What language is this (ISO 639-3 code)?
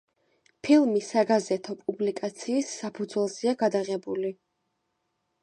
kat